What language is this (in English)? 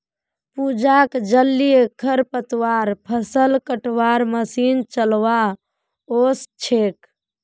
Magahi